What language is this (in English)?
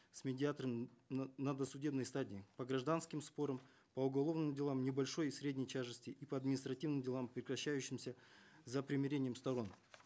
Kazakh